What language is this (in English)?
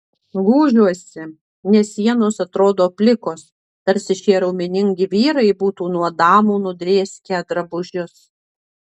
Lithuanian